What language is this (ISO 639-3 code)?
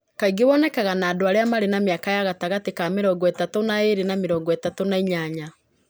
kik